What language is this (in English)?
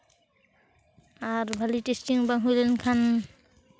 Santali